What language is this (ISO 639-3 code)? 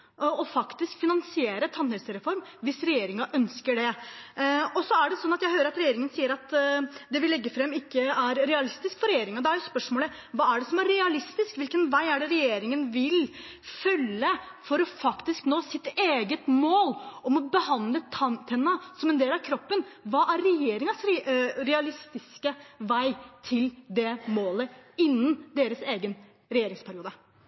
nob